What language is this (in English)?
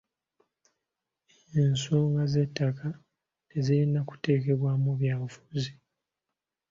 Ganda